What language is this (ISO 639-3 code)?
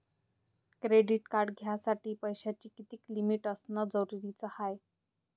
mar